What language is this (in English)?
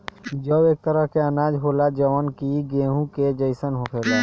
Bhojpuri